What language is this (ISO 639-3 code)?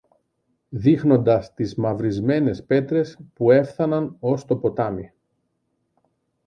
ell